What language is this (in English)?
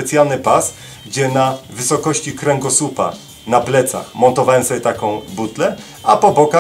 Polish